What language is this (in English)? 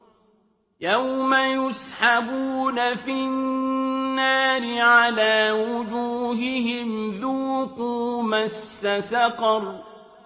Arabic